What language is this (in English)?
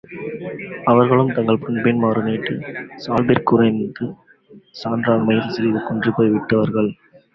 Tamil